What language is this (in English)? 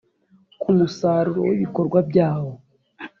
Kinyarwanda